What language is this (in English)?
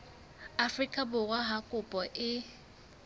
Southern Sotho